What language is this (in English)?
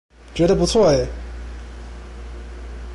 Chinese